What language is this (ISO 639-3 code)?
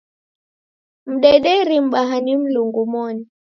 dav